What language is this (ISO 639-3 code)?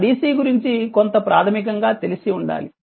tel